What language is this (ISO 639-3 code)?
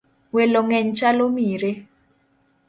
luo